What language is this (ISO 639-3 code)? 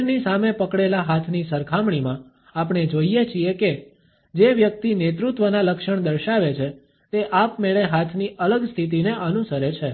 guj